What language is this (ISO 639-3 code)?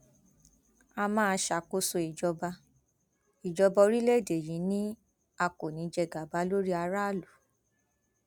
yor